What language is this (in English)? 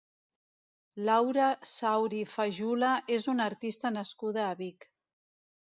Catalan